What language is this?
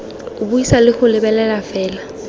Tswana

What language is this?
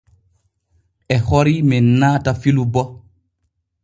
Borgu Fulfulde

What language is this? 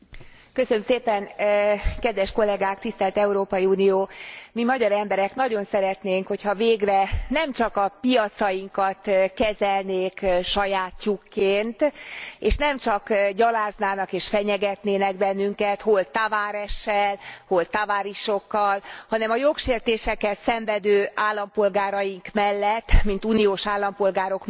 Hungarian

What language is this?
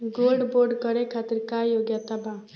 Bhojpuri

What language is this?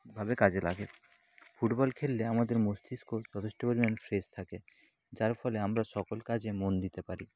Bangla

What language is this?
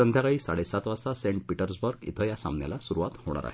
Marathi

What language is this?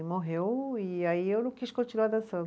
Portuguese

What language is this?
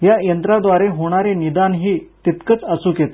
Marathi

